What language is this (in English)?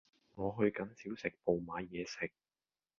Cantonese